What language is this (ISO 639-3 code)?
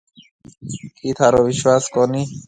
mve